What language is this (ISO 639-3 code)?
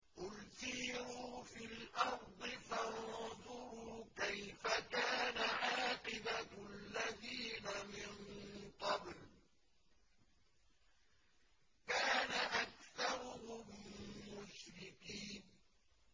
ara